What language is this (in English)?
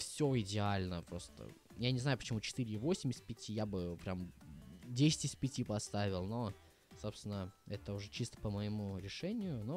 Russian